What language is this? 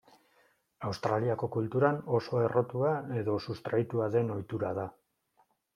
Basque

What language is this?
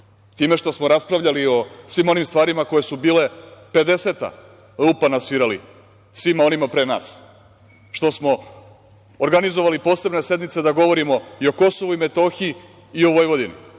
Serbian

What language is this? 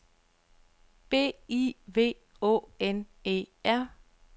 Danish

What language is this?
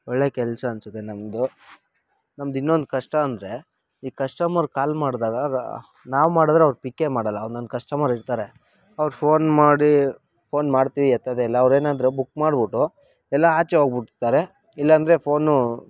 Kannada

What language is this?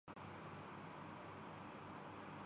Urdu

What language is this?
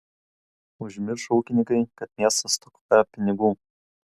Lithuanian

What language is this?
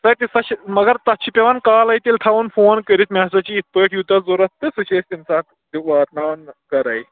Kashmiri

